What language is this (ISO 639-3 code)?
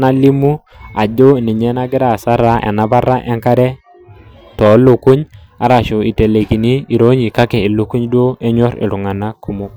mas